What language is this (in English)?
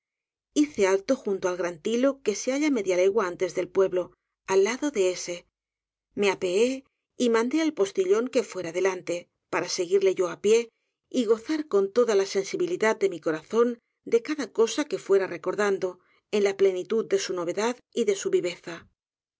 Spanish